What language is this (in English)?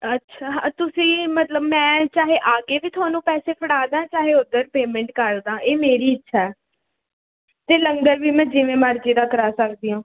Punjabi